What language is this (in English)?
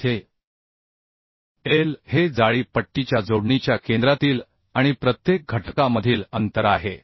Marathi